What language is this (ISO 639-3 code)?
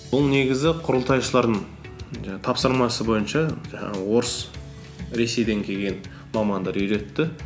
kaz